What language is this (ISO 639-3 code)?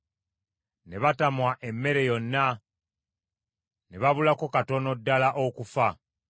lug